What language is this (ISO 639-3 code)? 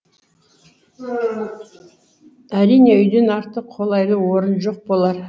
kaz